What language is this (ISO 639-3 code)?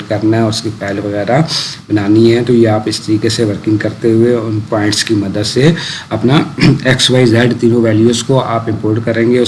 ind